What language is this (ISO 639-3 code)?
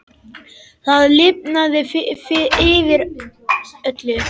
isl